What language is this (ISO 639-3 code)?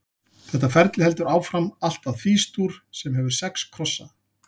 isl